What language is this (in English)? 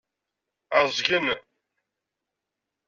Kabyle